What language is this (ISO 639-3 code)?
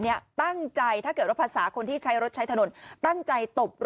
tha